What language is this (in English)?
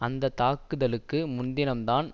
Tamil